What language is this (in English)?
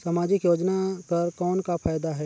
Chhattisgarhi